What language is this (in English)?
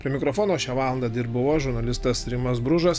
Lithuanian